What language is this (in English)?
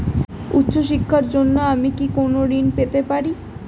Bangla